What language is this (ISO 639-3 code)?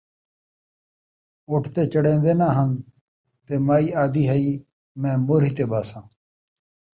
skr